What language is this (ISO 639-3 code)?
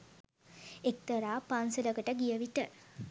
sin